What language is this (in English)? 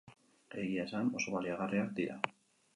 Basque